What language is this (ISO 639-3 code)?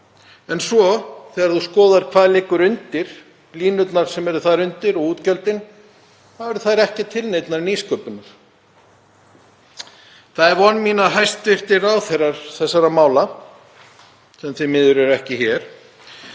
isl